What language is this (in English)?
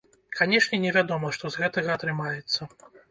Belarusian